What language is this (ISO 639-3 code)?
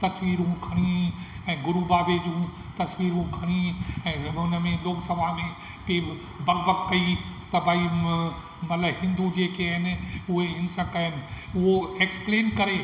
snd